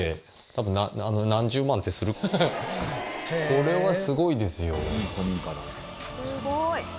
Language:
Japanese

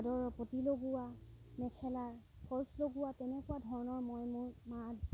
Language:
Assamese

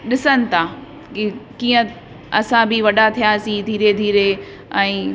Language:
Sindhi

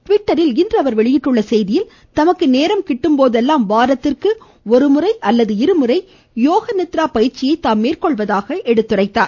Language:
Tamil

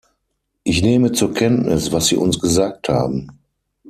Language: German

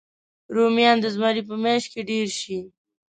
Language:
Pashto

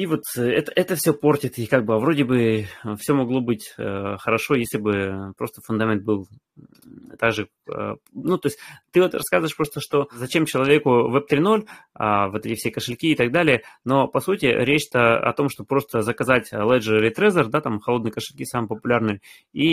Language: Russian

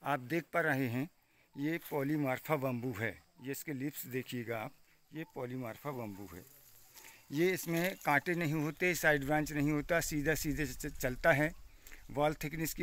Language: Hindi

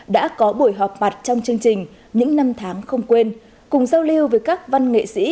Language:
Vietnamese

